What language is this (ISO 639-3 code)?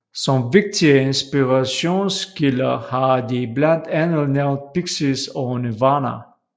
dan